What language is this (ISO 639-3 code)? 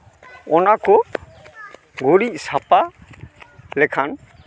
sat